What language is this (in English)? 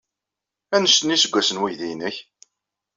Kabyle